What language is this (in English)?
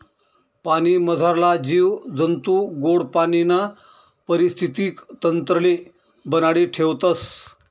Marathi